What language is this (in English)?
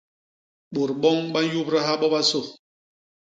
Basaa